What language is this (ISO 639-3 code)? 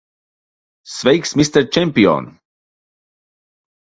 lav